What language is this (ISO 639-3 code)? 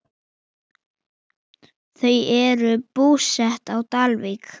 isl